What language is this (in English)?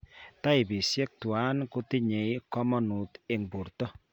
Kalenjin